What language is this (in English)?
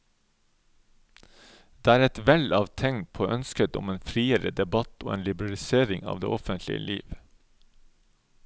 Norwegian